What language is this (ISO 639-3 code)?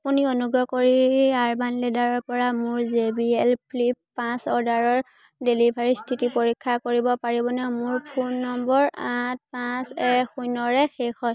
asm